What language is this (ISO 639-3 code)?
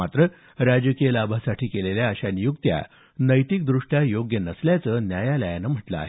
mar